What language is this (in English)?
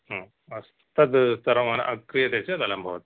Sanskrit